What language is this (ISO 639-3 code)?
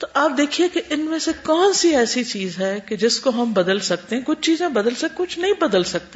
urd